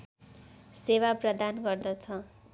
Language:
Nepali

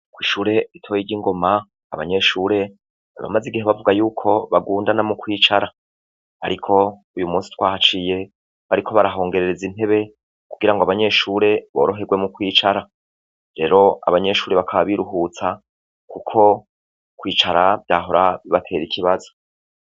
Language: Rundi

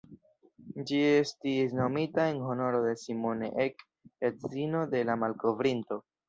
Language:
Esperanto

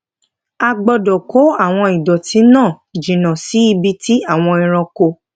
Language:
Yoruba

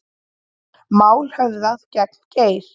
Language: Icelandic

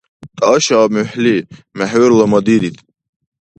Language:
Dargwa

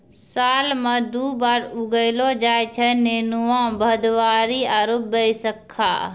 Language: Maithili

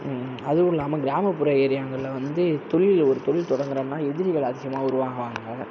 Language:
Tamil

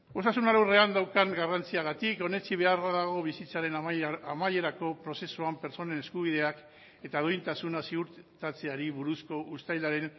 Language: Basque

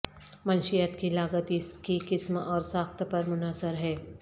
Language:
Urdu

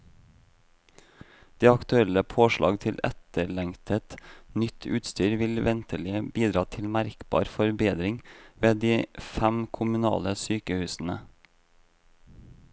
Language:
Norwegian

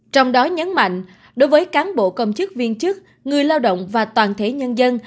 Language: Vietnamese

